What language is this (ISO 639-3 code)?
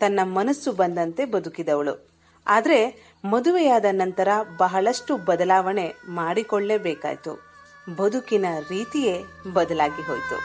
kan